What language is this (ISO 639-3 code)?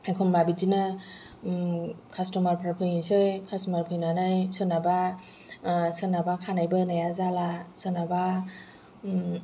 brx